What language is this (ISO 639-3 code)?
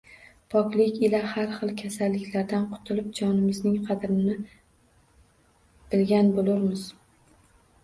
uzb